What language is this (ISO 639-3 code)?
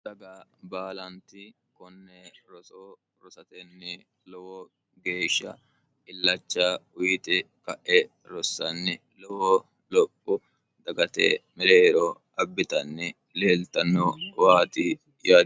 sid